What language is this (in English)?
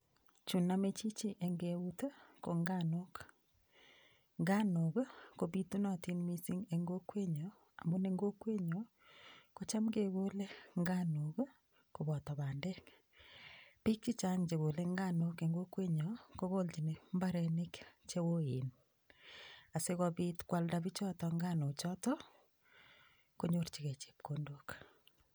Kalenjin